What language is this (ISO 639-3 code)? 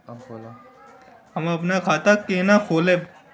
mai